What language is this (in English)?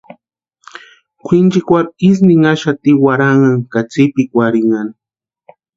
Western Highland Purepecha